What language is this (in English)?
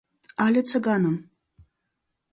Mari